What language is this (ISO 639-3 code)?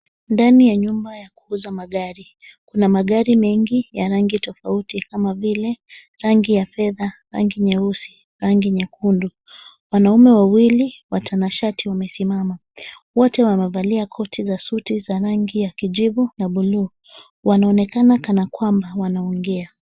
swa